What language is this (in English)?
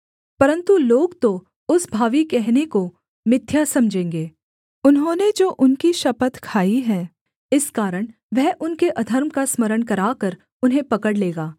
Hindi